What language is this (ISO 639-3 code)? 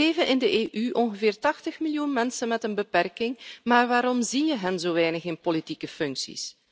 nld